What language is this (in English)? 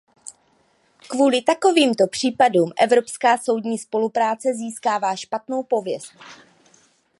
Czech